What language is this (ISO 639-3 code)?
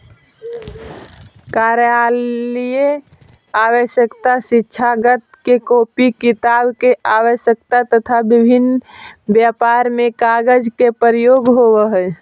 mag